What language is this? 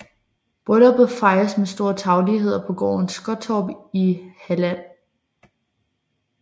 Danish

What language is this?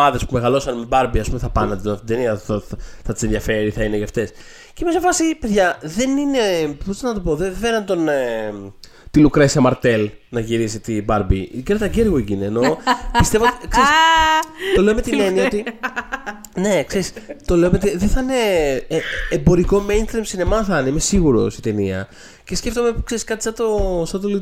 Greek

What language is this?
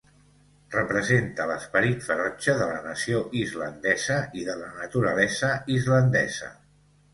Catalan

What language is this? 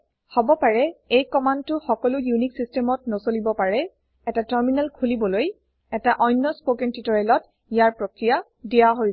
Assamese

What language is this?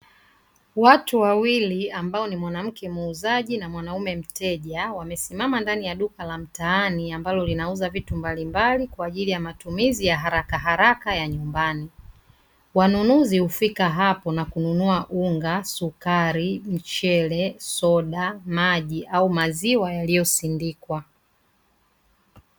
Swahili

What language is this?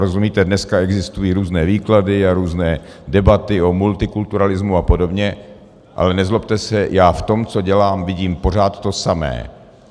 Czech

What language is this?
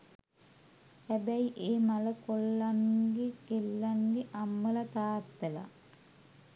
Sinhala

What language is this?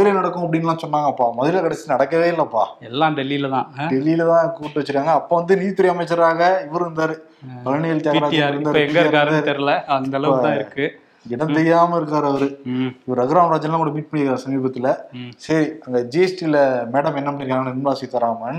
Tamil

